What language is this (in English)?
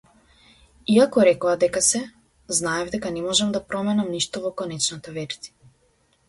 Macedonian